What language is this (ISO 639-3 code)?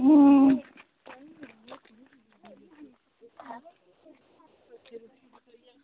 doi